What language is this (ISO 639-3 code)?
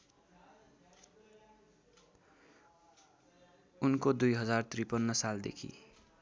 nep